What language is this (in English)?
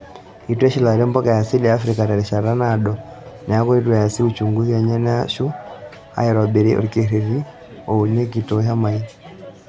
Masai